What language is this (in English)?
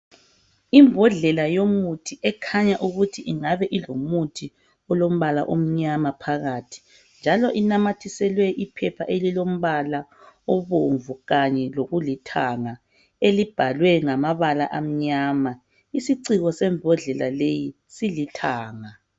North Ndebele